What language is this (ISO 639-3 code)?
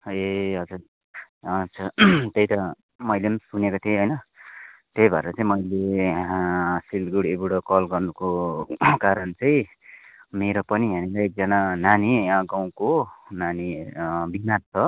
nep